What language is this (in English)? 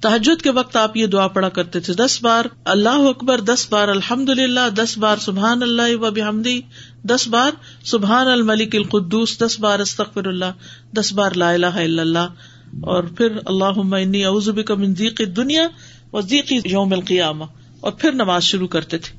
Urdu